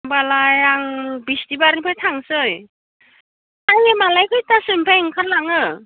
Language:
Bodo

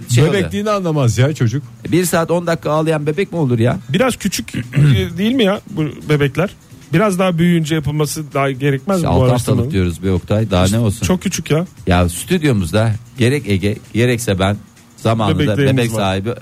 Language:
Turkish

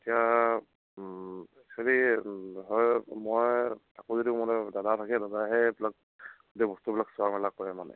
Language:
Assamese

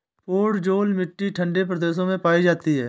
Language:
Hindi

